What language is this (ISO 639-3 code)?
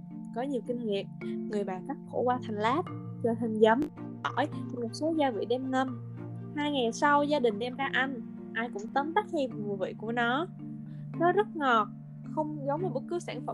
vie